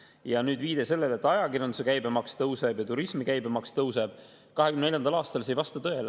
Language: Estonian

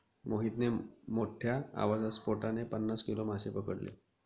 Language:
Marathi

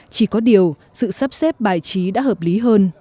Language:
Vietnamese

